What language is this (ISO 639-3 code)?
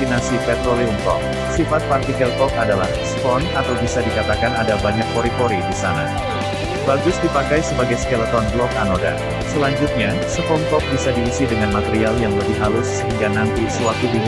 ind